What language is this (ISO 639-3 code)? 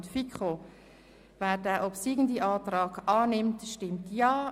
gsw